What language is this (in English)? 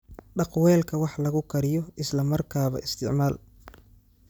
Somali